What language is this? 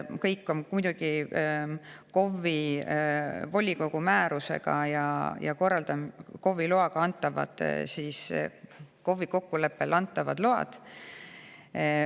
Estonian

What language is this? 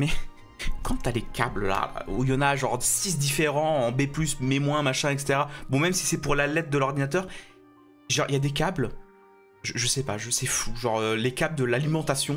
French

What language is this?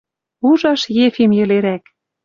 Western Mari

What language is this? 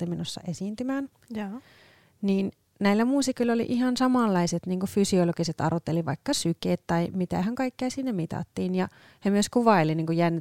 Finnish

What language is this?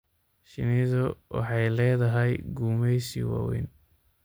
Somali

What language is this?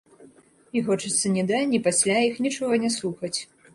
Belarusian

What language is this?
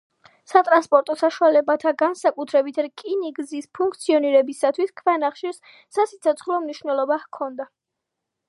Georgian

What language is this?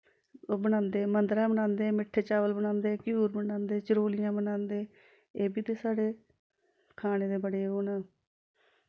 Dogri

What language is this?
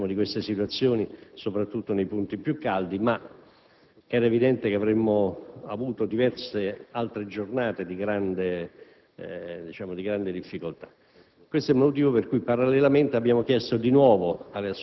Italian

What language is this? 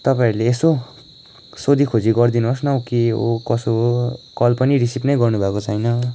Nepali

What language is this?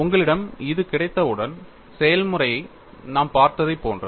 Tamil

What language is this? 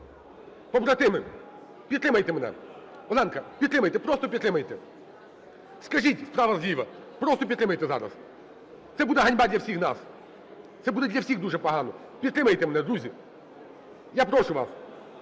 Ukrainian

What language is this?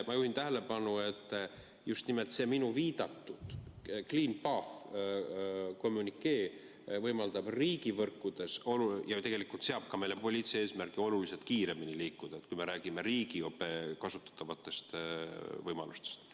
Estonian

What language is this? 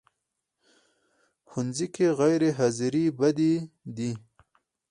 Pashto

